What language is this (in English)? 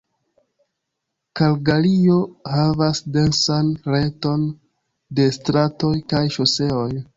Esperanto